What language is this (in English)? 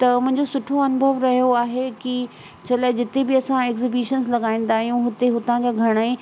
Sindhi